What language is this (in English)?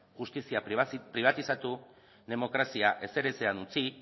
Basque